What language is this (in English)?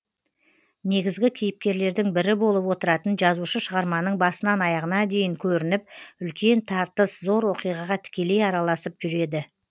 Kazakh